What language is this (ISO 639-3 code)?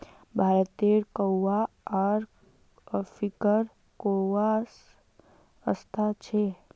mag